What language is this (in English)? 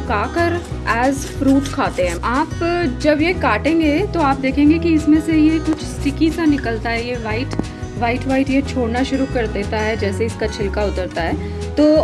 Hindi